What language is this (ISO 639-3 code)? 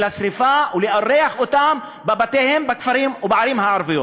heb